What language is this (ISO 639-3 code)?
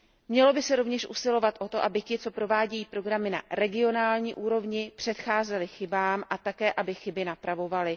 ces